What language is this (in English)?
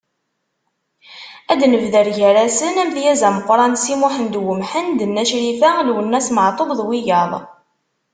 Kabyle